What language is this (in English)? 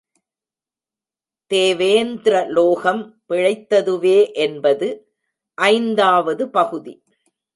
Tamil